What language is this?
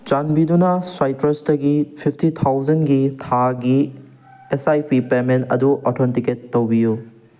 Manipuri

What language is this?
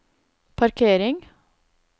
Norwegian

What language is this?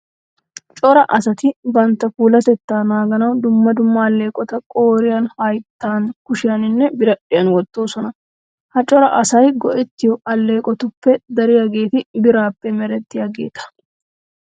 Wolaytta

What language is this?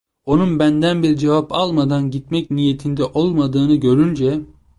Turkish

